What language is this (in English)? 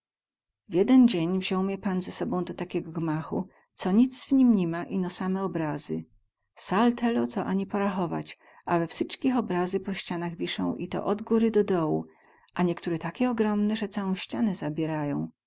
Polish